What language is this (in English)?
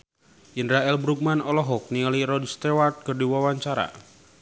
Sundanese